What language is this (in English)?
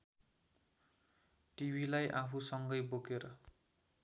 Nepali